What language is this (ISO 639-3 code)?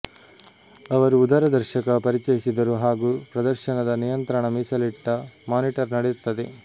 kan